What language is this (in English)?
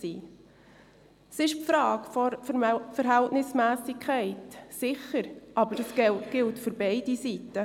Swiss German